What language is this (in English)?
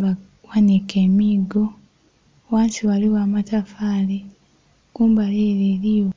Soga